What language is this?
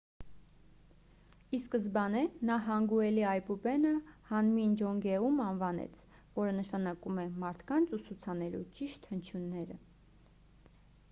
Armenian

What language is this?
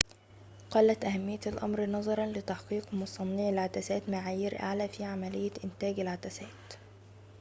Arabic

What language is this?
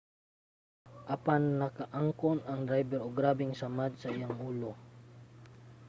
Cebuano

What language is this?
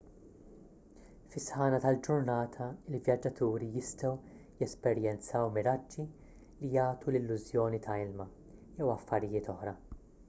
Maltese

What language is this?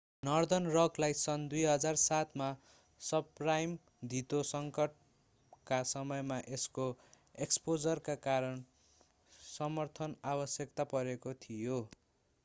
Nepali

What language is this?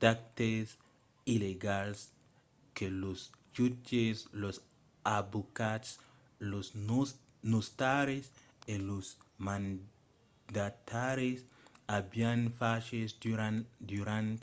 Occitan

